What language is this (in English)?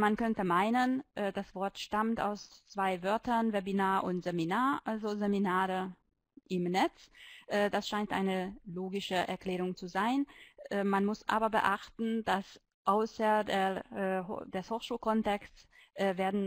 German